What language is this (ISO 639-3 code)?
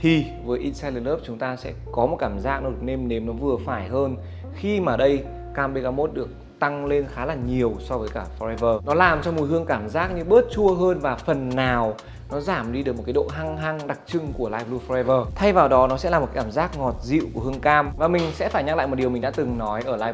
vie